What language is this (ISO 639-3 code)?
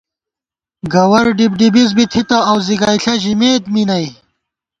gwt